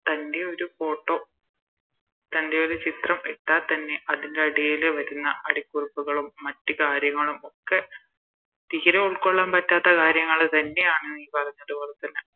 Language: Malayalam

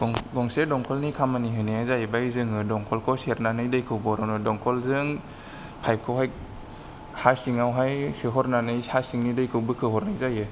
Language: Bodo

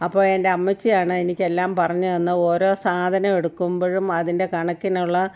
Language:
Malayalam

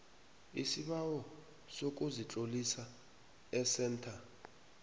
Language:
South Ndebele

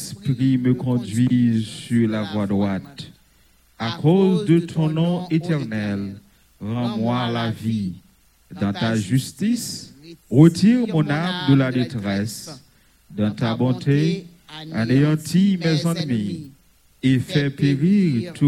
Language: French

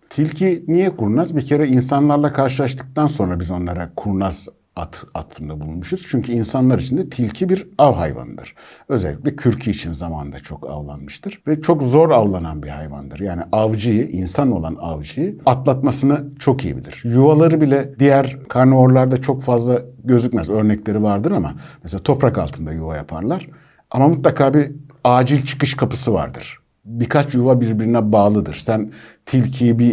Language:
Turkish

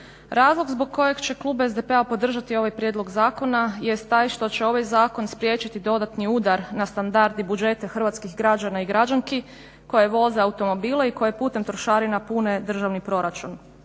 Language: Croatian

